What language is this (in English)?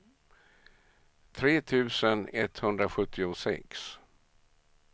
Swedish